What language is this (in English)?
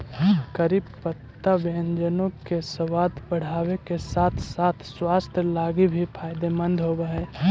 Magahi